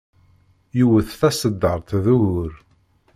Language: Kabyle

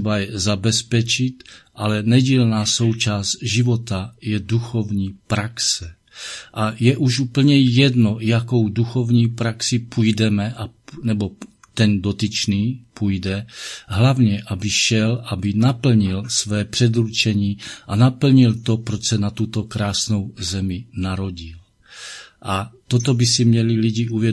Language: Czech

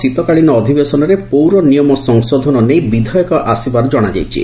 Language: Odia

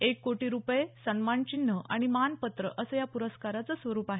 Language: Marathi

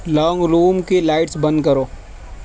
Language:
Urdu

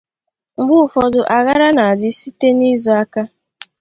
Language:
Igbo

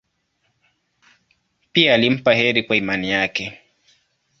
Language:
Swahili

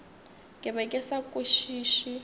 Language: Northern Sotho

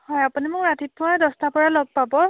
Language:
Assamese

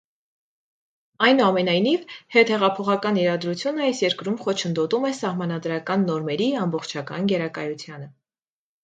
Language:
Armenian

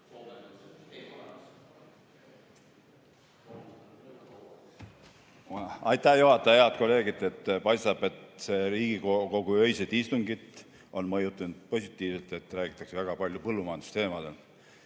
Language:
Estonian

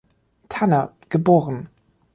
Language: German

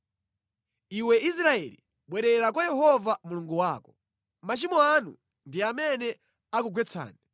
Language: Nyanja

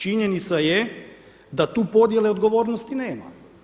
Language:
Croatian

